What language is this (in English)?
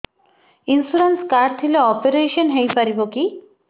Odia